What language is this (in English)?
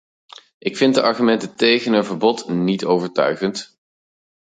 Dutch